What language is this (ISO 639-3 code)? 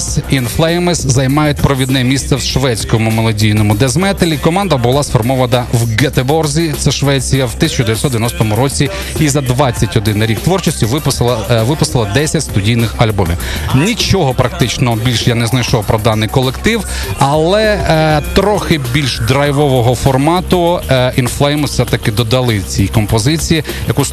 ukr